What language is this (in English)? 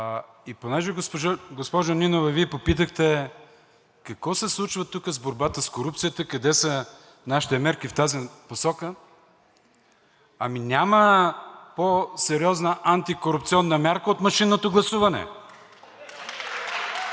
Bulgarian